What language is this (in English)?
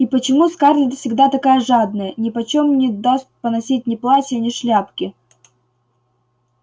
Russian